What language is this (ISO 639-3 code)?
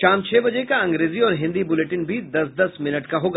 hin